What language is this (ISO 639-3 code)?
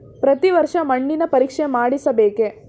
kan